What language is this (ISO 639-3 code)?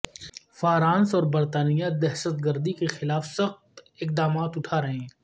urd